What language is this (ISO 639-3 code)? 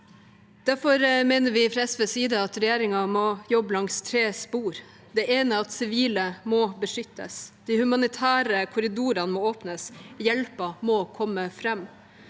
nor